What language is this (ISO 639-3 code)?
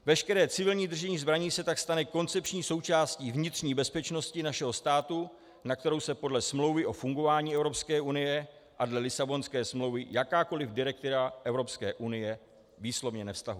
ces